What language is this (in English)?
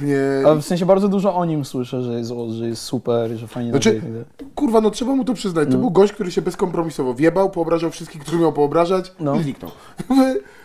Polish